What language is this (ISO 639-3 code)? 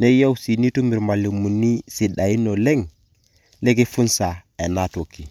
mas